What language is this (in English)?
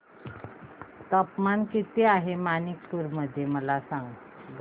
Marathi